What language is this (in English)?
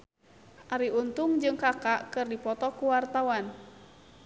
Sundanese